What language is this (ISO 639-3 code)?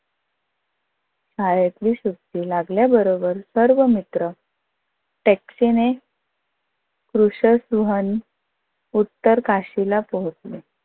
mar